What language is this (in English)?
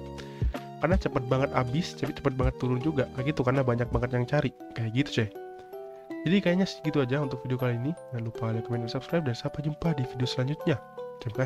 Indonesian